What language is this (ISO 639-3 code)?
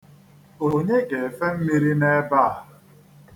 ibo